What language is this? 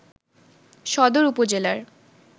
Bangla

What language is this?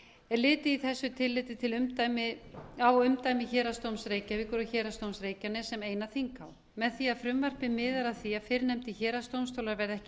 Icelandic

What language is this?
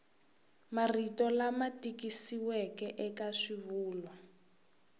Tsonga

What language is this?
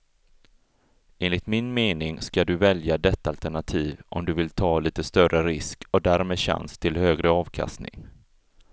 Swedish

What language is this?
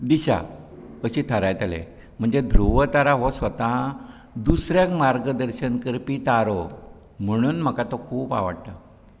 Konkani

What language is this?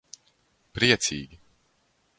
Latvian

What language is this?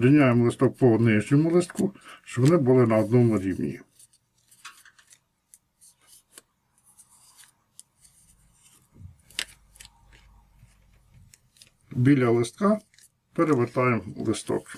Ukrainian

